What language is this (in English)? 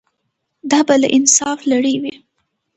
Pashto